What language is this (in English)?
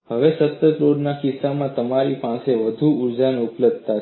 Gujarati